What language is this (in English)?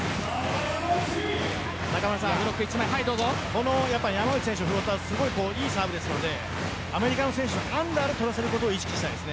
Japanese